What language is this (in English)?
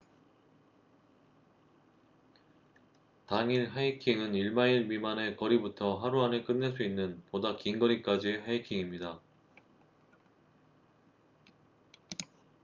Korean